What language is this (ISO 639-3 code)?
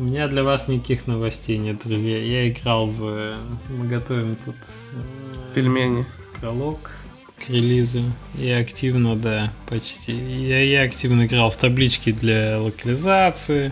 rus